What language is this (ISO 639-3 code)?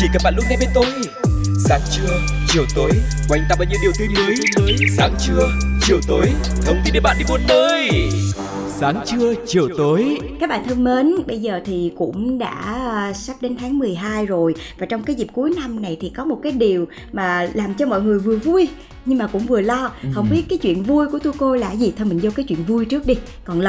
vie